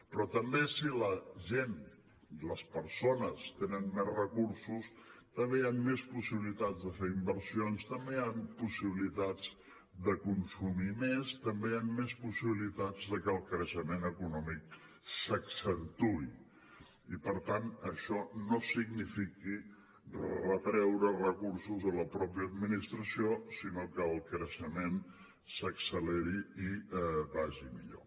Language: Catalan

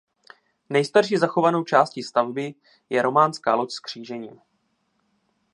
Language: Czech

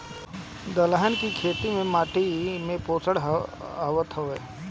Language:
Bhojpuri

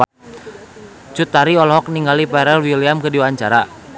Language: Sundanese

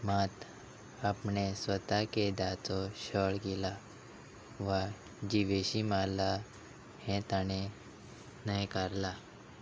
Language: Konkani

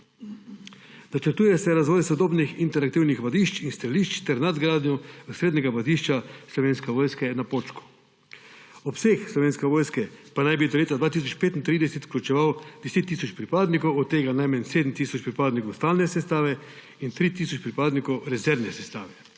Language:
Slovenian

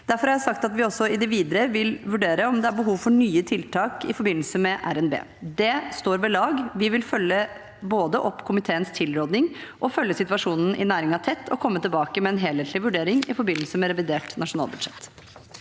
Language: Norwegian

